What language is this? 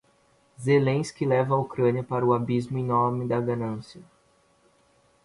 Portuguese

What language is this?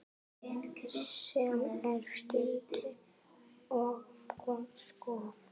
Icelandic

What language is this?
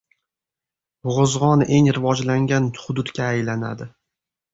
Uzbek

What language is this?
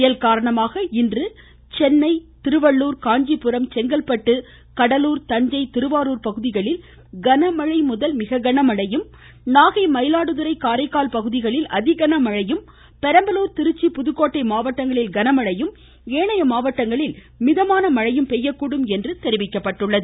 Tamil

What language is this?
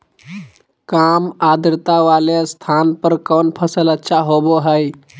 Magahi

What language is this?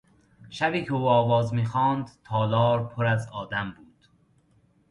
Persian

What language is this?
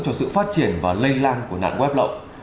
Vietnamese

